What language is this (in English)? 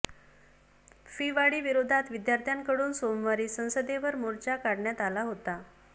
Marathi